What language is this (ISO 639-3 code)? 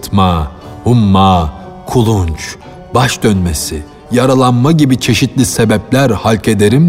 tur